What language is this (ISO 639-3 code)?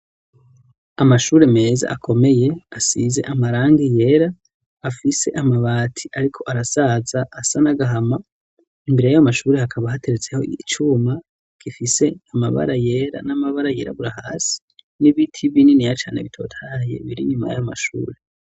run